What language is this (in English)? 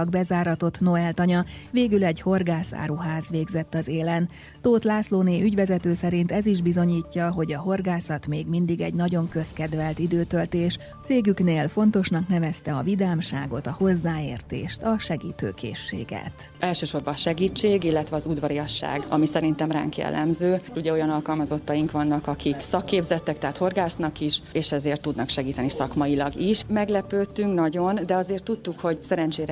Hungarian